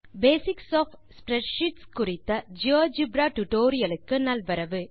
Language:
Tamil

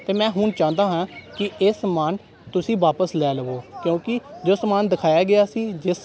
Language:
Punjabi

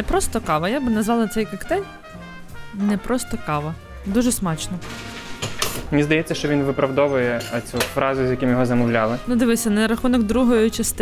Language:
Ukrainian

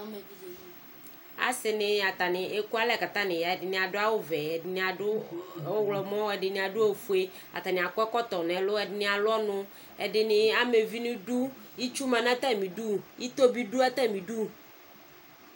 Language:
Ikposo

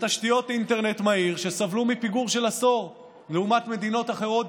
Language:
Hebrew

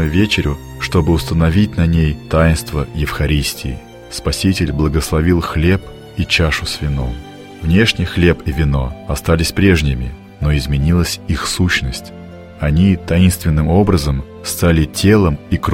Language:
Russian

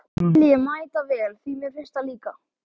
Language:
Icelandic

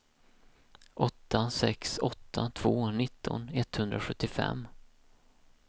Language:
Swedish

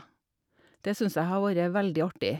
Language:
Norwegian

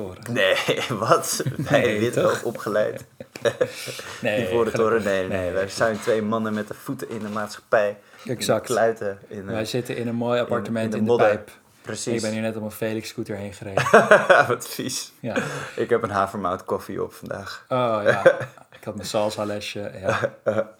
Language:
Dutch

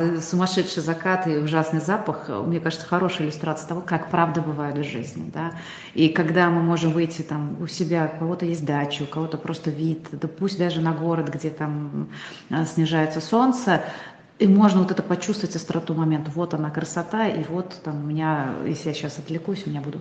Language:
Russian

